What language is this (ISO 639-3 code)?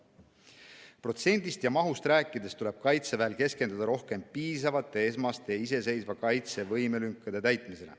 est